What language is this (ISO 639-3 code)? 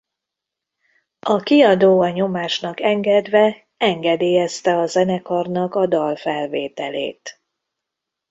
hun